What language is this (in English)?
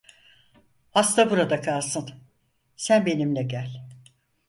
Turkish